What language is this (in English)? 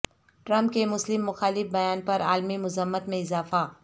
Urdu